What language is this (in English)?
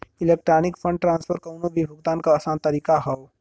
Bhojpuri